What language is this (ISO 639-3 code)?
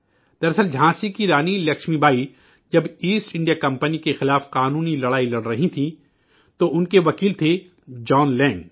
urd